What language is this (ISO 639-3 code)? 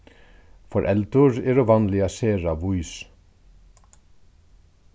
fao